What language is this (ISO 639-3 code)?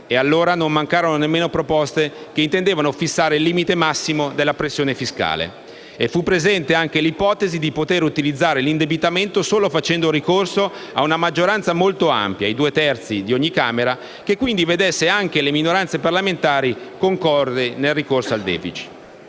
ita